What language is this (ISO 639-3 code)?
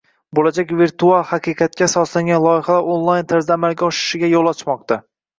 uzb